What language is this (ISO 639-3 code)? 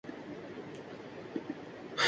urd